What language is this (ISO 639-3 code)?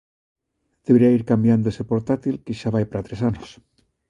glg